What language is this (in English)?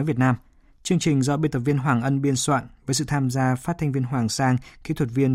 Vietnamese